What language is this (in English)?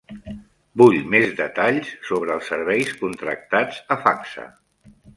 Catalan